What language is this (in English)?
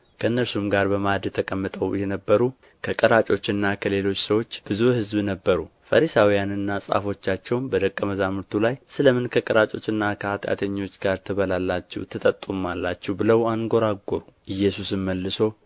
Amharic